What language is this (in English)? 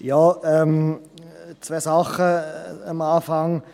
Swiss German